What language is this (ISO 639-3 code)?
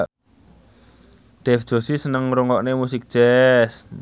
jav